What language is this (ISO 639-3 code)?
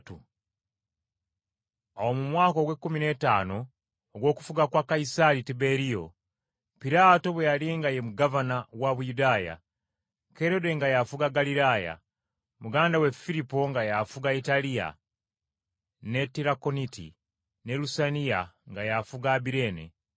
lug